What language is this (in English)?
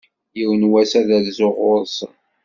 Kabyle